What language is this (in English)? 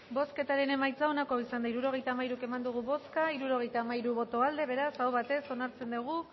Basque